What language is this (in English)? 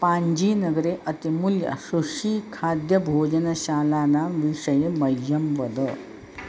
Sanskrit